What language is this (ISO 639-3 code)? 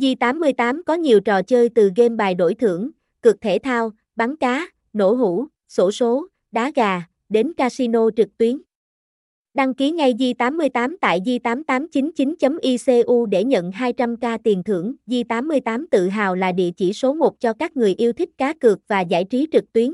vie